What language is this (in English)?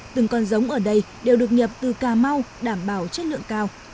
Vietnamese